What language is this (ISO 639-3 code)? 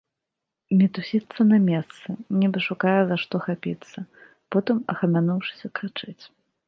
bel